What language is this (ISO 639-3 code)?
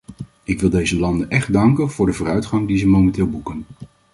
nld